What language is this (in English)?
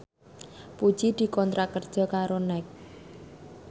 Javanese